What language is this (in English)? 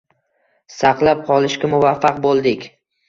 Uzbek